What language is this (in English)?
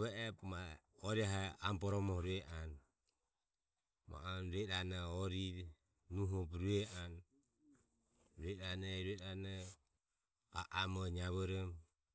Ömie